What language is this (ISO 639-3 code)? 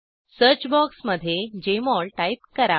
mar